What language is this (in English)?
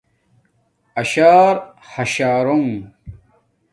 Domaaki